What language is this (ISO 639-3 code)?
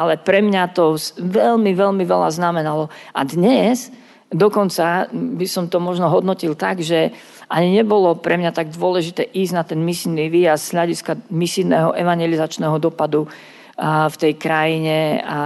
slk